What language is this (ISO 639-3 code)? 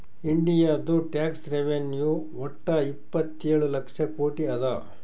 kan